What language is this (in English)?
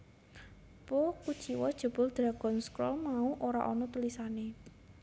Javanese